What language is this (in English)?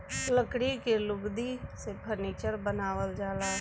Bhojpuri